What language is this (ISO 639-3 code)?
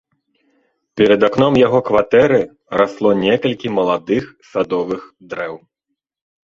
bel